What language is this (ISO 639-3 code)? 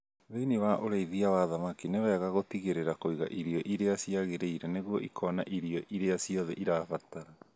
kik